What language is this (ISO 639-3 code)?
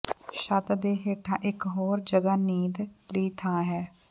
pan